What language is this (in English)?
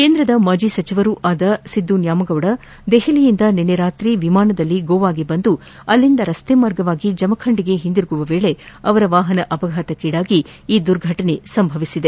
Kannada